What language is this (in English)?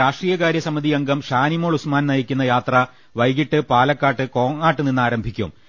Malayalam